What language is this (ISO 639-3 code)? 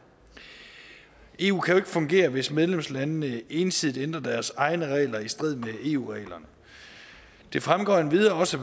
dan